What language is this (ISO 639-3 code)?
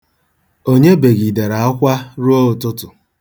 ibo